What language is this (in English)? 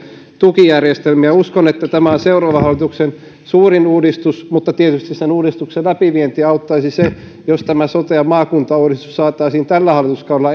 Finnish